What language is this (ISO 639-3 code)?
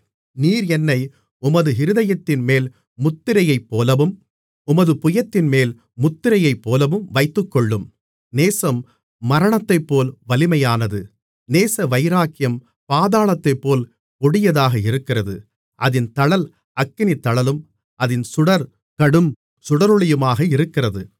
tam